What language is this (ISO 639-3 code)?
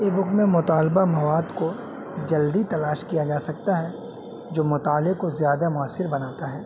urd